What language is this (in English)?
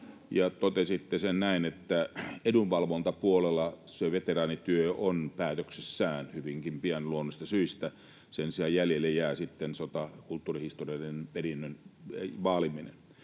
Finnish